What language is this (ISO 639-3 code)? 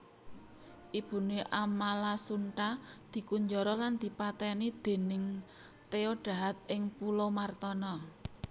jav